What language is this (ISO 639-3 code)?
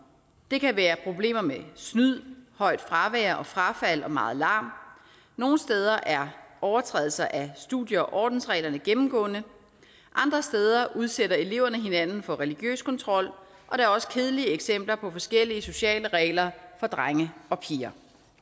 dan